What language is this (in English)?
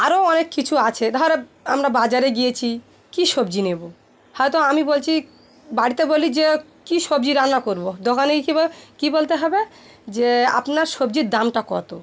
Bangla